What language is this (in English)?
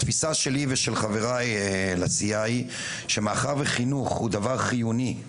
Hebrew